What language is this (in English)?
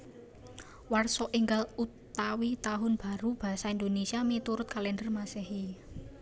Javanese